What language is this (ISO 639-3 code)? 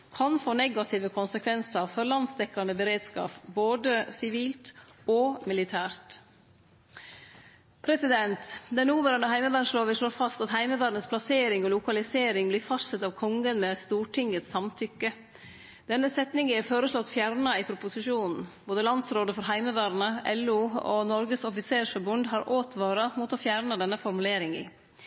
nno